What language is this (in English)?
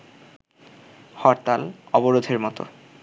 Bangla